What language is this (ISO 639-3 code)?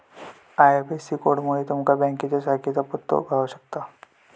mar